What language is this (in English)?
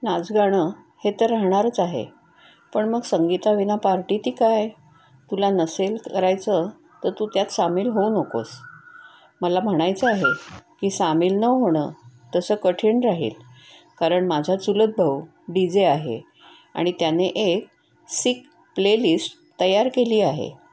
Marathi